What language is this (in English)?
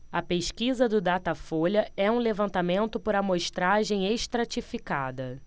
Portuguese